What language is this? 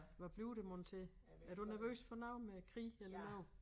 Danish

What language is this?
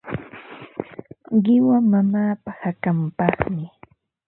Ambo-Pasco Quechua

